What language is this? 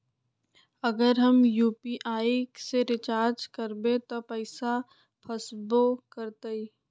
Magahi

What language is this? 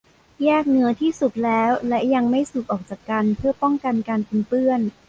Thai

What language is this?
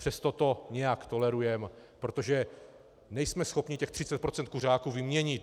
Czech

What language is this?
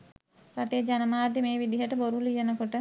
Sinhala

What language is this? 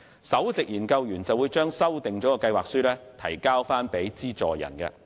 Cantonese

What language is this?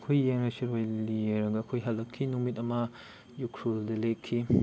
Manipuri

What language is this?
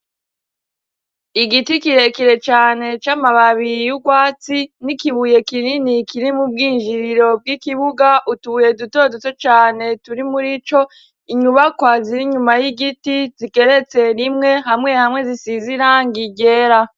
Rundi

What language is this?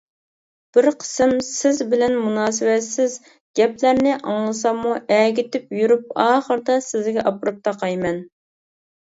Uyghur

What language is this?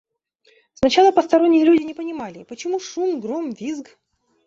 Russian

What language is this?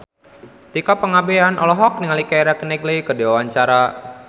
Sundanese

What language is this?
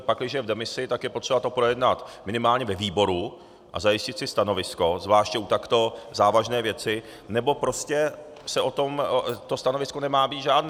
Czech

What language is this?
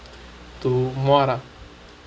English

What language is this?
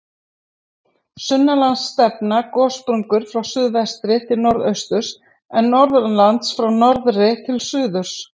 Icelandic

